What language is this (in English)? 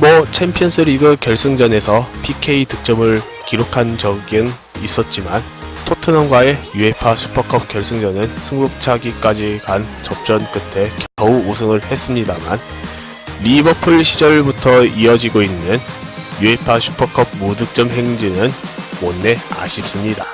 Korean